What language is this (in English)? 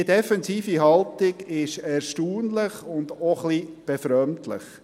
Swiss German